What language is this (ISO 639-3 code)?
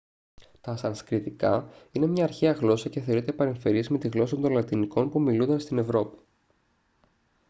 ell